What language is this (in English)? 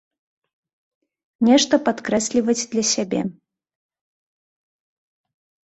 Belarusian